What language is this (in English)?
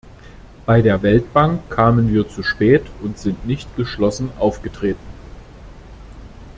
German